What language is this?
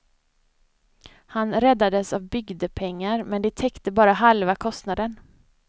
Swedish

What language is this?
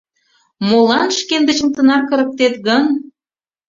Mari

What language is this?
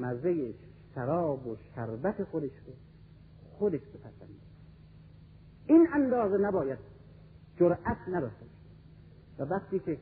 Persian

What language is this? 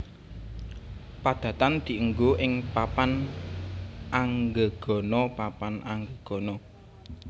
Javanese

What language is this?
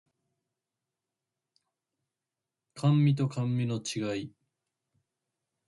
Japanese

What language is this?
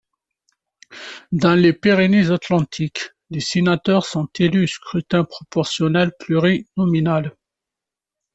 French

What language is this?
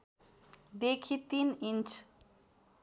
Nepali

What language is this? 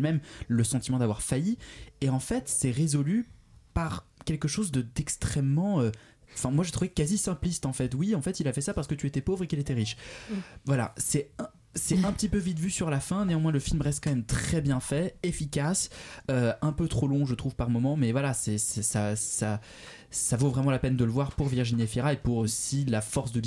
French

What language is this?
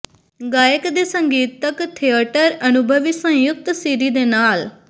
Punjabi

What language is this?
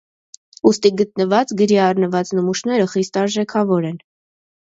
Armenian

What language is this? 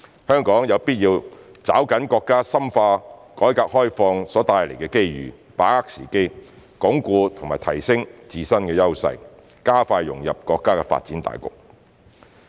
Cantonese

